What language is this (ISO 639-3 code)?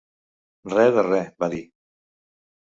cat